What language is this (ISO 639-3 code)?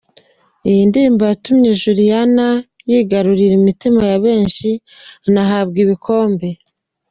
kin